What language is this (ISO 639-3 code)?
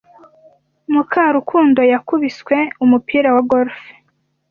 kin